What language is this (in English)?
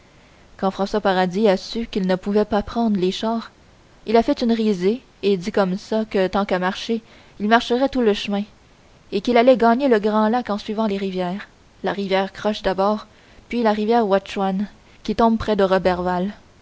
French